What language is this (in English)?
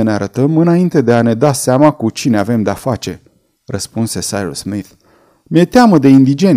Romanian